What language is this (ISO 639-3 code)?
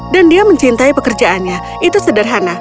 ind